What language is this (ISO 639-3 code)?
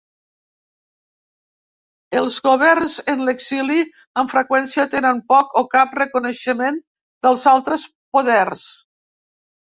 cat